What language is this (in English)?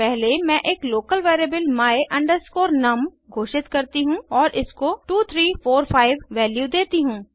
Hindi